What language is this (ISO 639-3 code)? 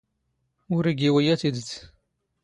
zgh